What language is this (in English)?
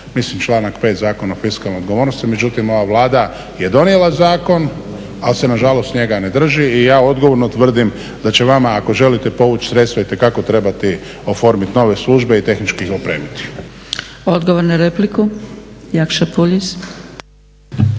Croatian